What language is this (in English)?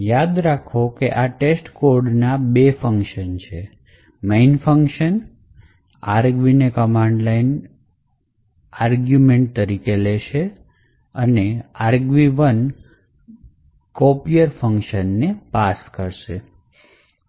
Gujarati